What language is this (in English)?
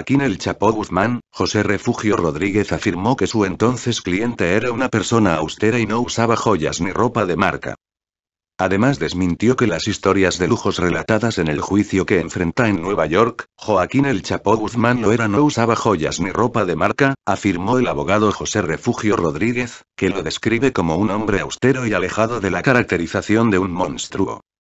Spanish